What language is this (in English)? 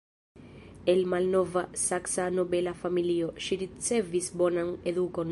Esperanto